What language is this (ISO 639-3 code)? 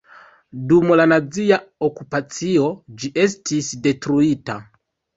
epo